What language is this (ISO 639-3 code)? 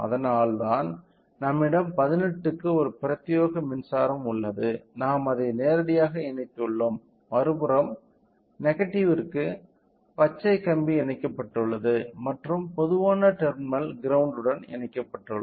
tam